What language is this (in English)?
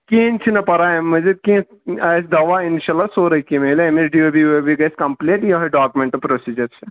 Kashmiri